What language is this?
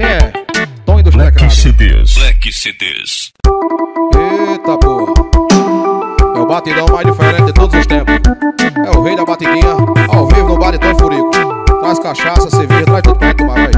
Portuguese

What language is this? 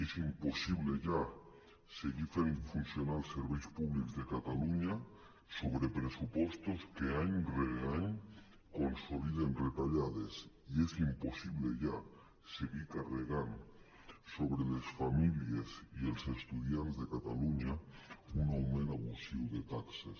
Catalan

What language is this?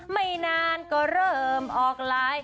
Thai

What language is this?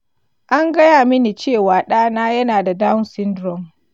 Hausa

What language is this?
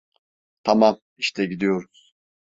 Turkish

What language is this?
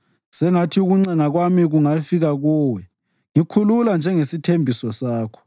North Ndebele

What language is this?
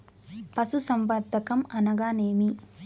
Telugu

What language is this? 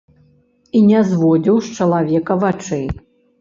Belarusian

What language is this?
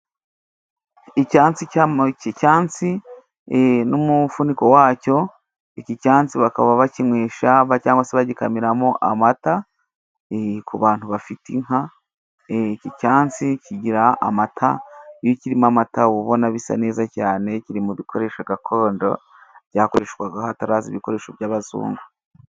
Kinyarwanda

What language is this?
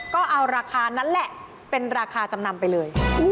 Thai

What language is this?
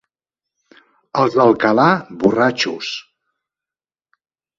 Catalan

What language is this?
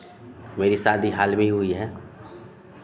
Hindi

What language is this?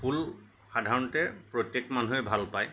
Assamese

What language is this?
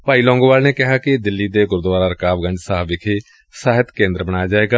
Punjabi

